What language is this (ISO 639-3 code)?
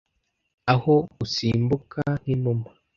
kin